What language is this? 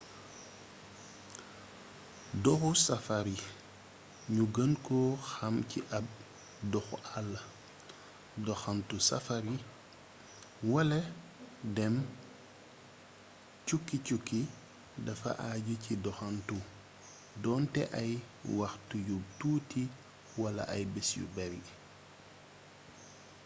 Wolof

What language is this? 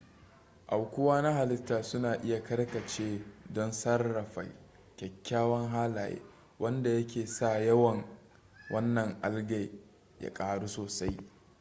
Hausa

